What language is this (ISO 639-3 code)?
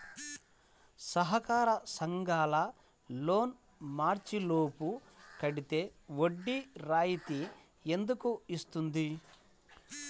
tel